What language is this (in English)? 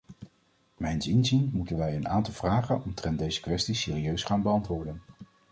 Dutch